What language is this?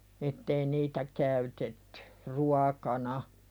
Finnish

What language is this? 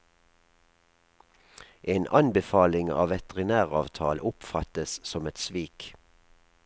Norwegian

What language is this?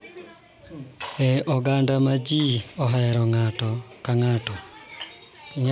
Luo (Kenya and Tanzania)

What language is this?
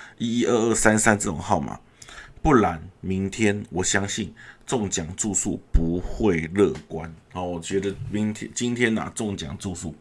Chinese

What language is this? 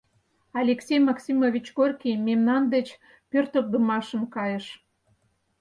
Mari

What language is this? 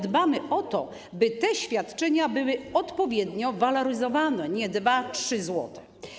Polish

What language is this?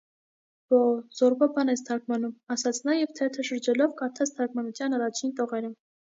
Armenian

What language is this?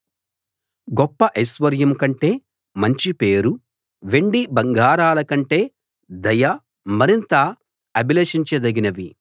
Telugu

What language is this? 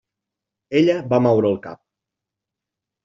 Catalan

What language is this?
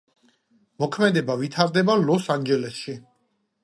Georgian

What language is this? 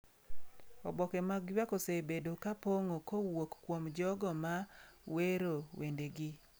Luo (Kenya and Tanzania)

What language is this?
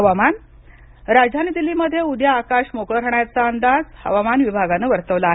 Marathi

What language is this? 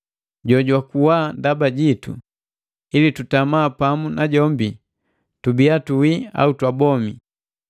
Matengo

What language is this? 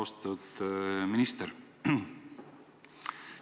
Estonian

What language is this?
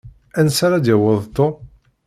Kabyle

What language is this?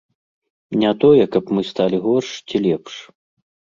Belarusian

